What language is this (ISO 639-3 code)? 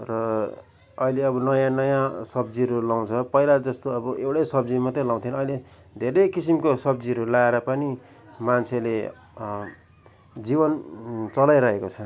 nep